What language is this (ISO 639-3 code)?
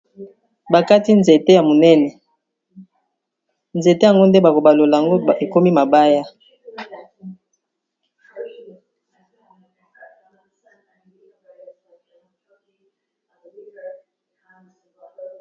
lin